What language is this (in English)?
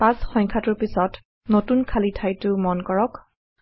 Assamese